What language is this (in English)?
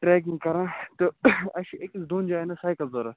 Kashmiri